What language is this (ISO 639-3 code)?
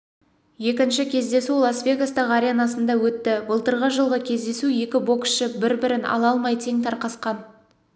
kaz